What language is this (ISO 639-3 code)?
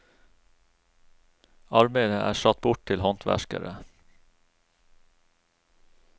nor